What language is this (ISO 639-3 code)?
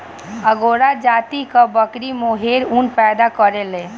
bho